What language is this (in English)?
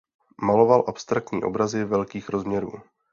Czech